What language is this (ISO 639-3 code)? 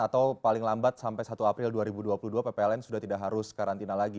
ind